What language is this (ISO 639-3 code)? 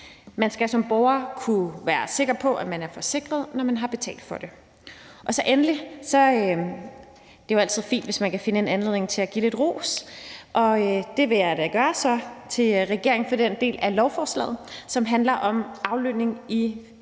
dan